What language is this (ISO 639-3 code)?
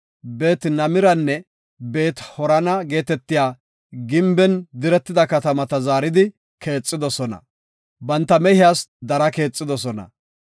gof